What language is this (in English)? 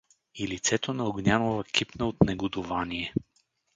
Bulgarian